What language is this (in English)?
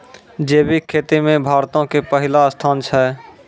Maithili